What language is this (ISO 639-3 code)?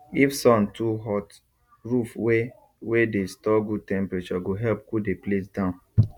pcm